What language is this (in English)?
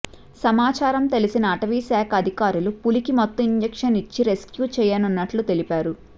Telugu